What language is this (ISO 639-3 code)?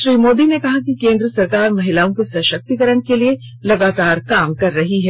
hin